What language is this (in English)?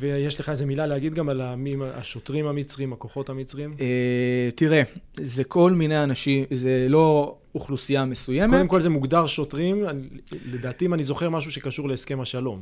Hebrew